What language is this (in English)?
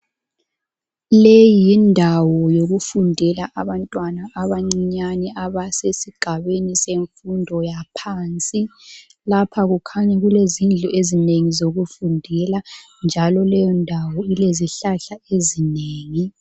North Ndebele